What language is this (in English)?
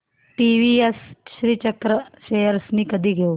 Marathi